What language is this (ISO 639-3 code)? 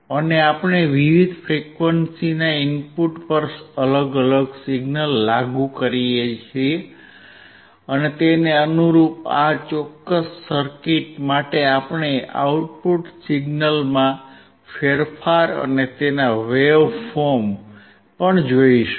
guj